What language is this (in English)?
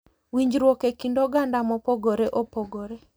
Luo (Kenya and Tanzania)